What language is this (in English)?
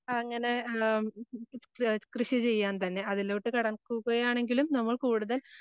Malayalam